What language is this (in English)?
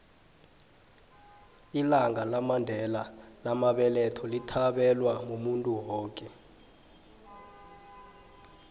South Ndebele